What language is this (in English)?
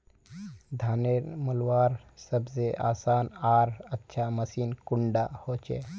Magahi